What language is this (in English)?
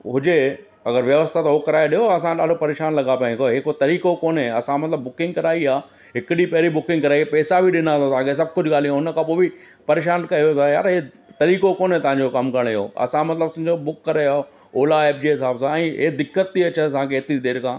Sindhi